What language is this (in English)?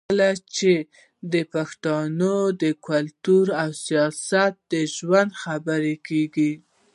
Pashto